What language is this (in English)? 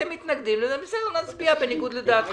Hebrew